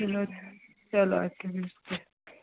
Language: Kashmiri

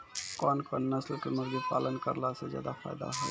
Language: Maithili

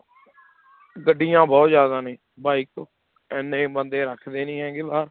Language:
Punjabi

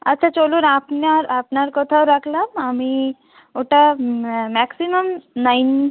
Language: Bangla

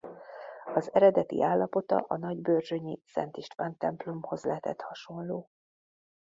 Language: Hungarian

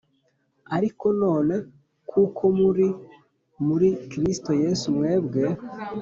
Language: Kinyarwanda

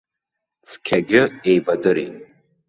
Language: Abkhazian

